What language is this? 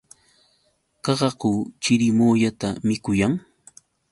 Yauyos Quechua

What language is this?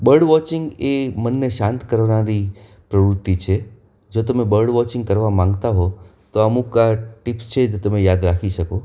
Gujarati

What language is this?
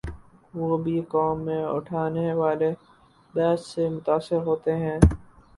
Urdu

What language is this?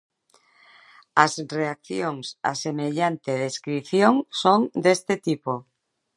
Galician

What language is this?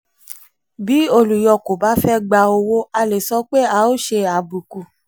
Yoruba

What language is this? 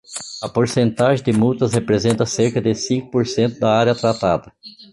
Portuguese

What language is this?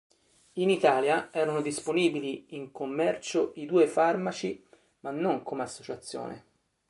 Italian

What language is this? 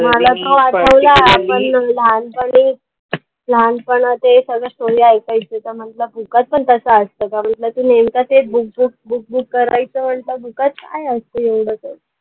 Marathi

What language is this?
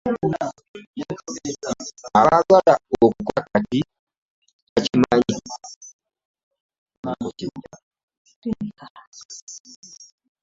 Ganda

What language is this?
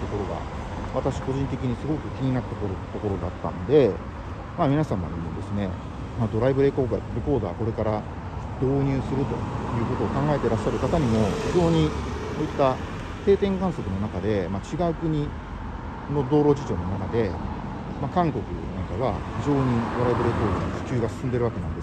Japanese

